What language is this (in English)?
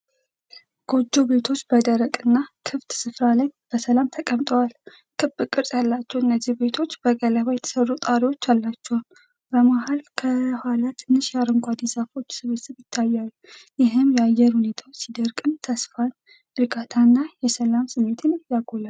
Amharic